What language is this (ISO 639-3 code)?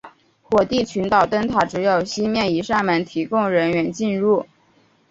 zho